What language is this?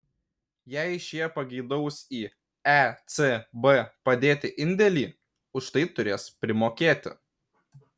Lithuanian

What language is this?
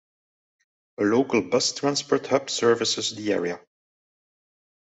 English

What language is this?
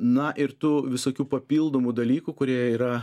Lithuanian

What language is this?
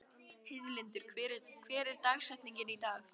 Icelandic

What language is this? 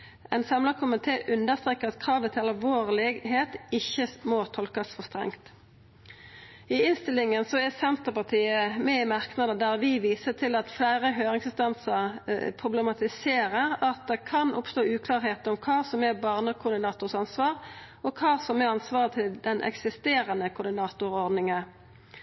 Norwegian Nynorsk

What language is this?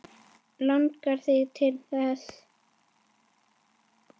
Icelandic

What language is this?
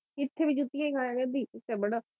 Punjabi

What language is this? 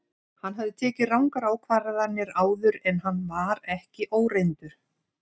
Icelandic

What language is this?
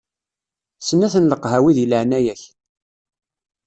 Kabyle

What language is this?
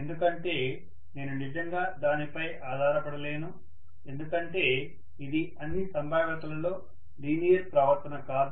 Telugu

